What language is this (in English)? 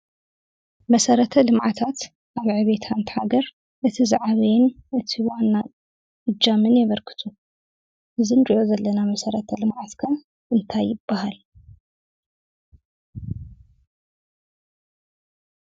Tigrinya